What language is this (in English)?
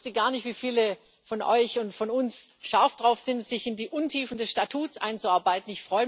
German